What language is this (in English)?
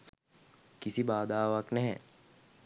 Sinhala